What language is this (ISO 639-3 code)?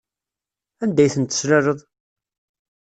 kab